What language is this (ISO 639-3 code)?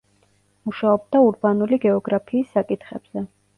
kat